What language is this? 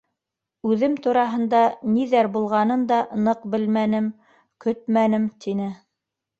Bashkir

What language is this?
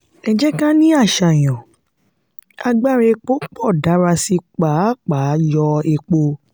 Yoruba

